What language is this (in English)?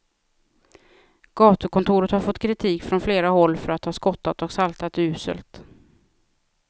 Swedish